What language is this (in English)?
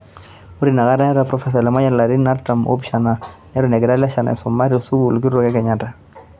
Masai